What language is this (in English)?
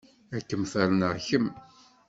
Kabyle